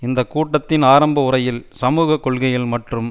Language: Tamil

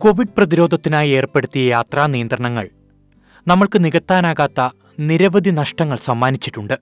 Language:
Malayalam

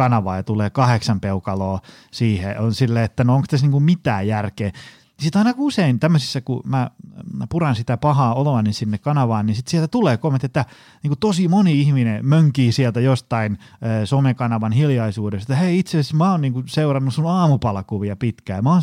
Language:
Finnish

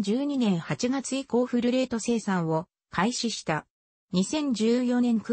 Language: Japanese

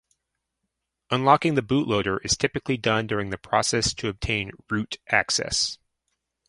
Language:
English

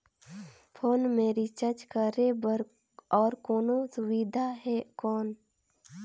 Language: Chhattisgarhi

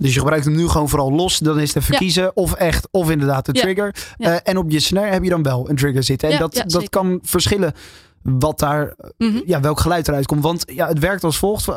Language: Dutch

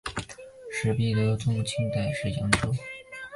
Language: Chinese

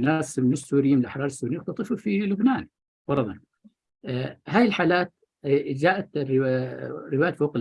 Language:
Arabic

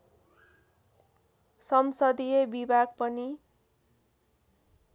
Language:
Nepali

